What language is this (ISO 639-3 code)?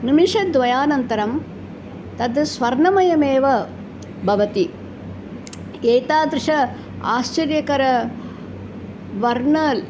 san